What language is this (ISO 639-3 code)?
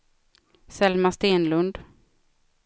swe